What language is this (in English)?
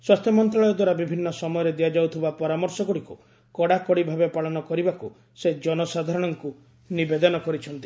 Odia